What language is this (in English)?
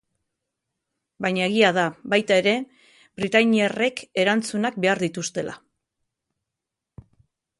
Basque